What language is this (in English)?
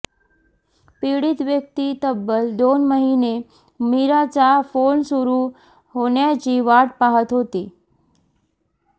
Marathi